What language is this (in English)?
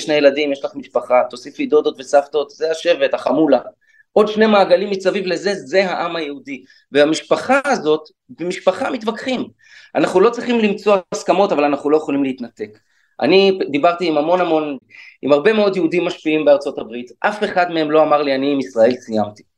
Hebrew